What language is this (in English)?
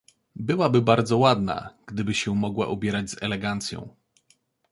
Polish